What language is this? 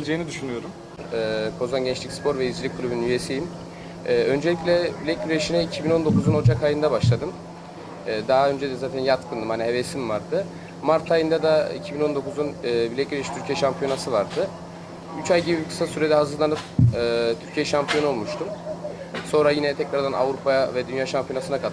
Turkish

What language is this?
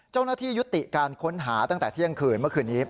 Thai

